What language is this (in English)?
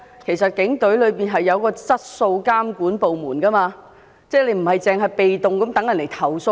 Cantonese